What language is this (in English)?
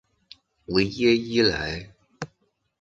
Chinese